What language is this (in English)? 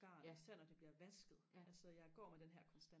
Danish